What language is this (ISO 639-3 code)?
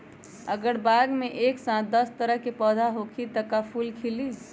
mag